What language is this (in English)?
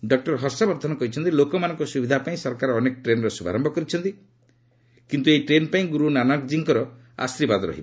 Odia